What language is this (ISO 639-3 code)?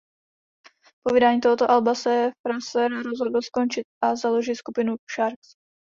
ces